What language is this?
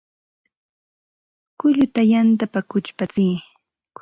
Santa Ana de Tusi Pasco Quechua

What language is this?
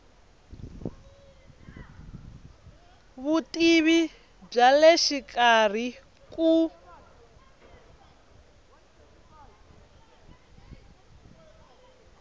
Tsonga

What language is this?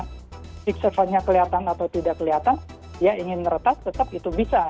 Indonesian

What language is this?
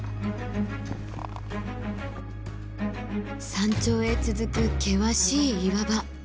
Japanese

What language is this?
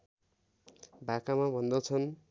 Nepali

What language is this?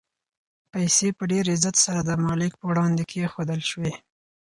Pashto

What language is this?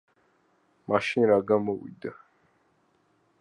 Georgian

